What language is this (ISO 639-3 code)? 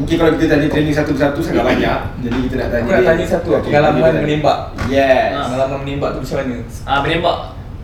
msa